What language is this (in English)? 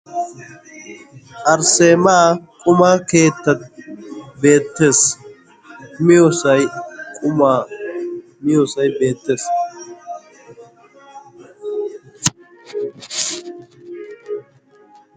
Wolaytta